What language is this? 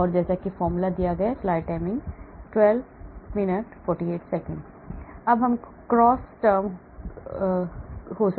Hindi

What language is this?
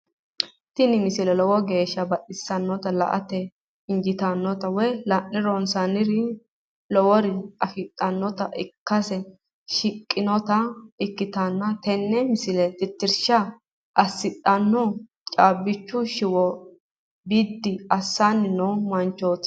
Sidamo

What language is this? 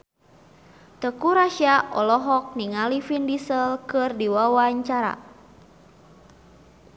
Sundanese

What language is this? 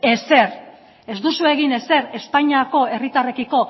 Basque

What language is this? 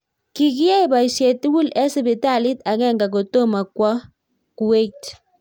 Kalenjin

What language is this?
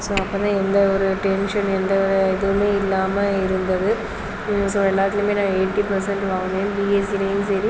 Tamil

